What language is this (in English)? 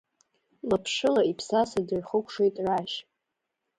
Abkhazian